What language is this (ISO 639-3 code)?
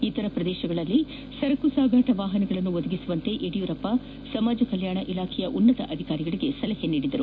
kan